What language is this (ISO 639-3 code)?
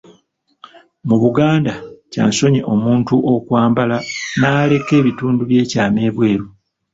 lug